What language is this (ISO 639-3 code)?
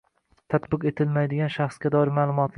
uzb